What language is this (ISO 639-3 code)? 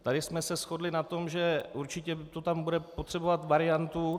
ces